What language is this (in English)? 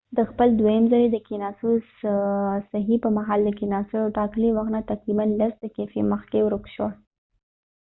Pashto